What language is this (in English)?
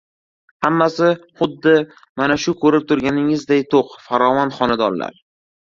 Uzbek